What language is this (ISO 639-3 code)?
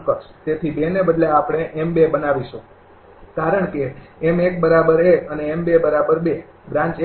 guj